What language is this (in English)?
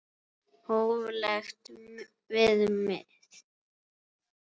Icelandic